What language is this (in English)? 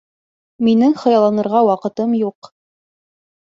Bashkir